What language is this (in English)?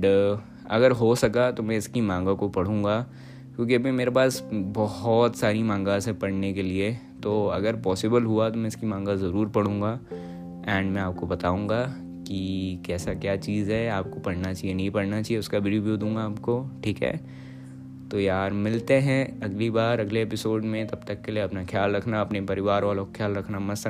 Hindi